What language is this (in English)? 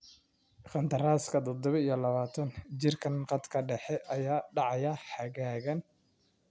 Somali